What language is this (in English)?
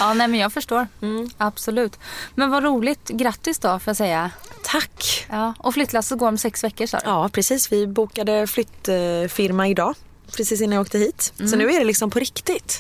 Swedish